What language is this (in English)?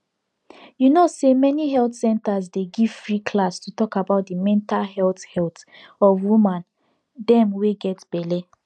Nigerian Pidgin